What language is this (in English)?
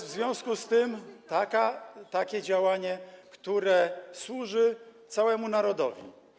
Polish